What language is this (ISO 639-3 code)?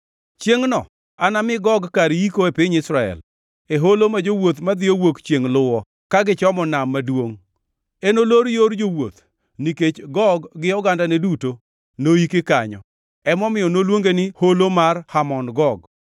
luo